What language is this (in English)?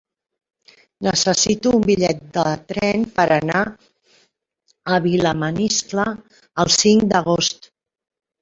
Catalan